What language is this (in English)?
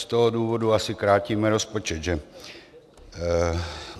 Czech